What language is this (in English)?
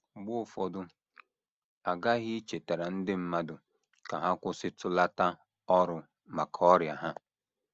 Igbo